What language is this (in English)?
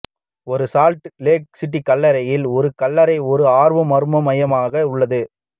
Tamil